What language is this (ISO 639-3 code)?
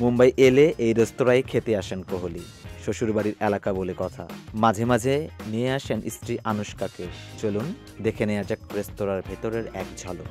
jpn